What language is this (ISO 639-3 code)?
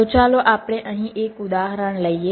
guj